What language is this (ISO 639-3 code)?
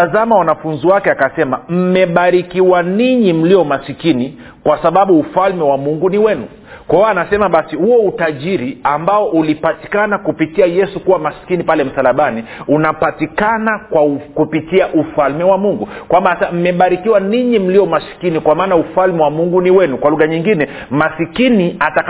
swa